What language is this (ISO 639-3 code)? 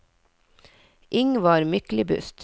nor